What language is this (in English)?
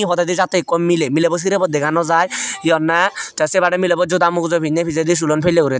Chakma